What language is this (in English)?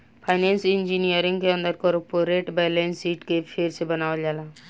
Bhojpuri